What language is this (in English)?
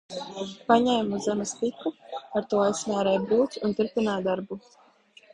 Latvian